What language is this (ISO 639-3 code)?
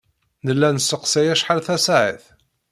kab